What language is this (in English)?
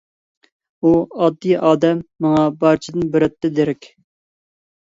Uyghur